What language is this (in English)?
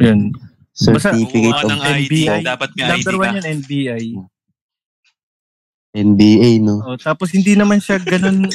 Filipino